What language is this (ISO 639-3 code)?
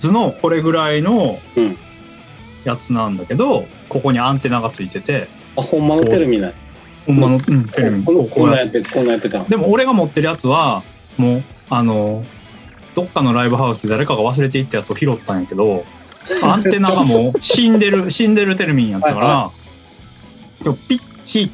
jpn